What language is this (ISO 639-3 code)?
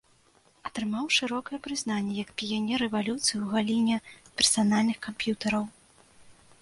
bel